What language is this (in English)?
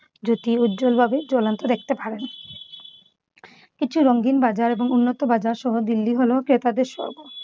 Bangla